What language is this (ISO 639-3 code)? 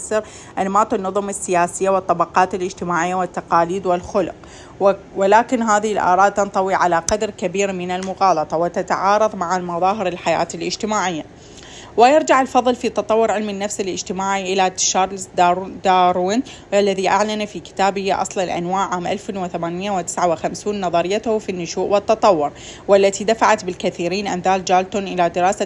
ara